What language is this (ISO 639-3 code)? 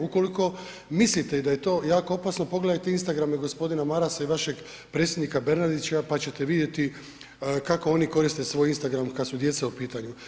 hrv